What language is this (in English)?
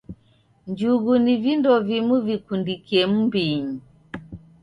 Taita